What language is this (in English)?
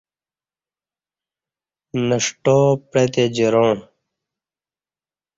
Kati